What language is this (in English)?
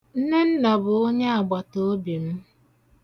Igbo